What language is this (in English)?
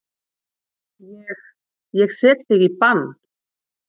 Icelandic